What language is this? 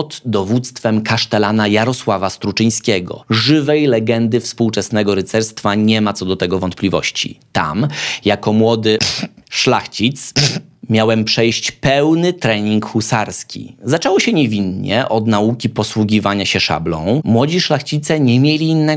Polish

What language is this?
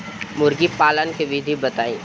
Bhojpuri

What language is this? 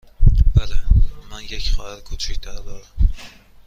Persian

